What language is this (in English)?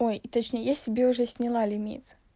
Russian